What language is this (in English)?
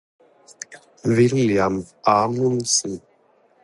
Norwegian Bokmål